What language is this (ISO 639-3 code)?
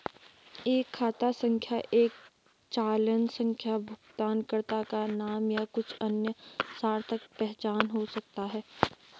hin